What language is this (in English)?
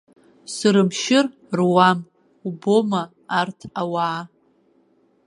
Abkhazian